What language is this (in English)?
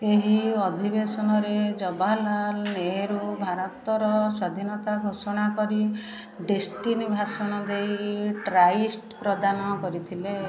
Odia